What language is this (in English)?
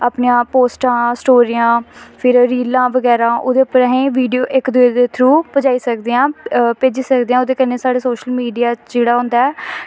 Dogri